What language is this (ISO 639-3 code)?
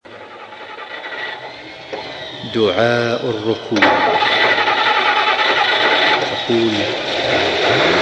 ara